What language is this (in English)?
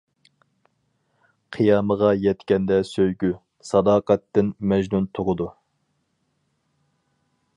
Uyghur